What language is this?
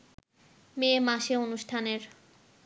Bangla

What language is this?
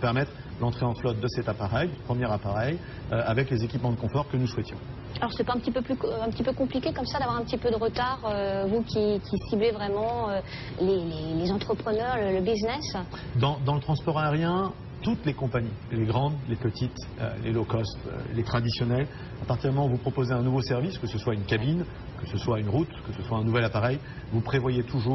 French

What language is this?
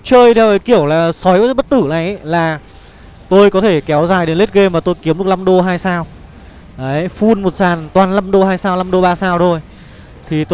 Vietnamese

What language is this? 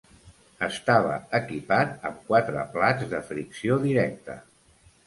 Catalan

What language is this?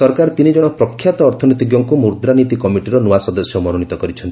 Odia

